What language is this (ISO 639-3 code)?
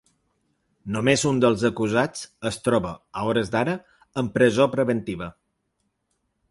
cat